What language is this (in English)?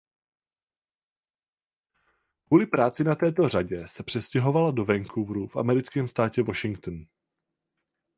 Czech